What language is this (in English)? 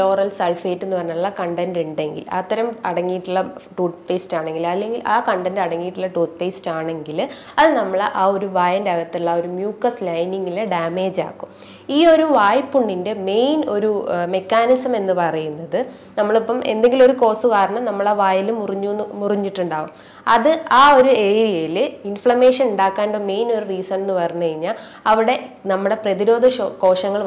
Malayalam